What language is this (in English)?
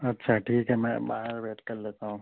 Urdu